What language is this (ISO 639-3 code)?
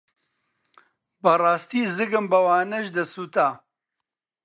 ckb